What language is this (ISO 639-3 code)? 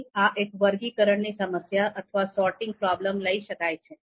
guj